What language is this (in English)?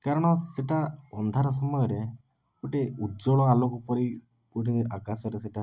Odia